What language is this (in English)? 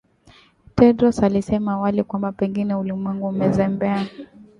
Swahili